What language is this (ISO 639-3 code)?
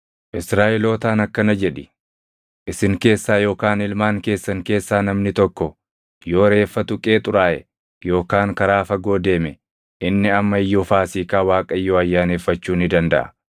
orm